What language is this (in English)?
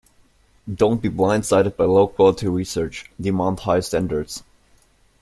English